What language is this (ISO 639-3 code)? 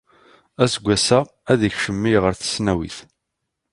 kab